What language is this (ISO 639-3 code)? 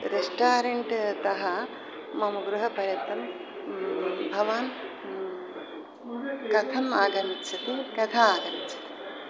san